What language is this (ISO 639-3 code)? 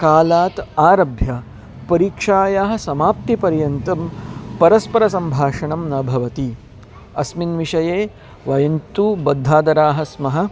san